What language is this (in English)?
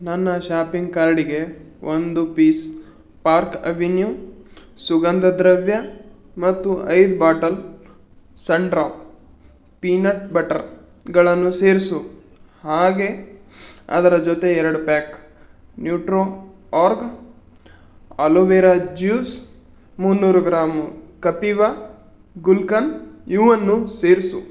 Kannada